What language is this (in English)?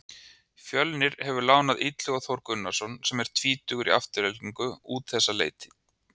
Icelandic